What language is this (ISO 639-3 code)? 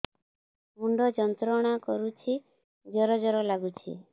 ori